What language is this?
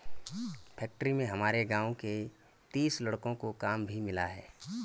Hindi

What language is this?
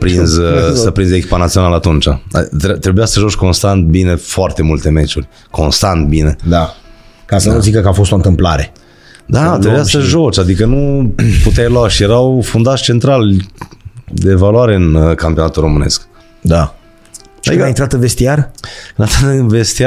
Romanian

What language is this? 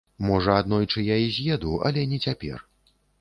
Belarusian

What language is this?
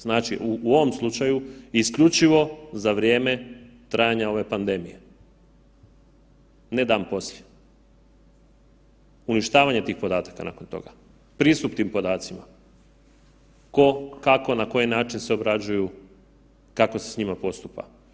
Croatian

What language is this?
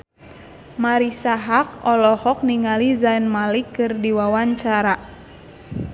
Sundanese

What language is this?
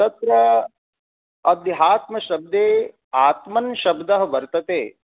Sanskrit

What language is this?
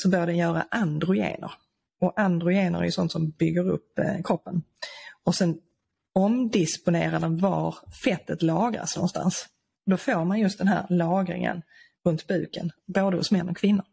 Swedish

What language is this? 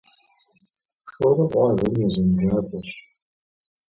Kabardian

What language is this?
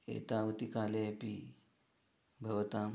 Sanskrit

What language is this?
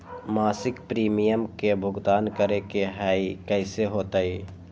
Magahi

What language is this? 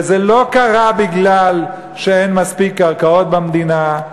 Hebrew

